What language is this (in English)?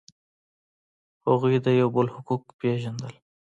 Pashto